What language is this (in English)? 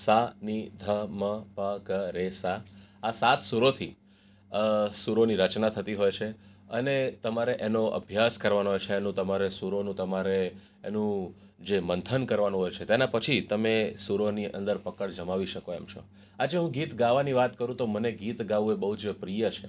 Gujarati